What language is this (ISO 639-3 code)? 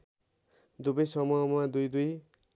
nep